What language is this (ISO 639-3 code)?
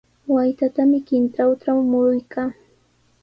qws